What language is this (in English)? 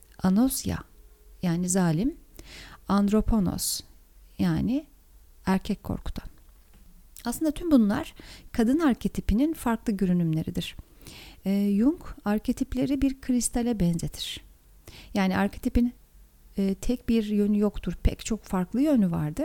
Turkish